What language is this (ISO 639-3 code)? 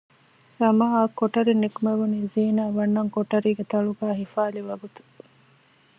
div